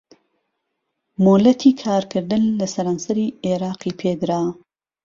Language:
Central Kurdish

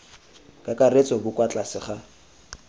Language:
Tswana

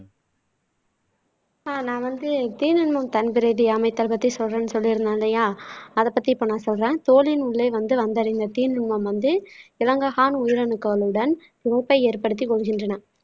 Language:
Tamil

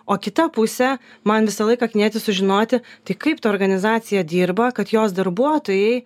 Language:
Lithuanian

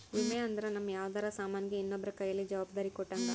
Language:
Kannada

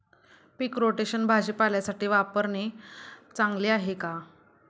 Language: Marathi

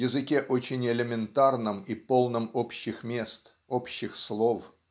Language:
Russian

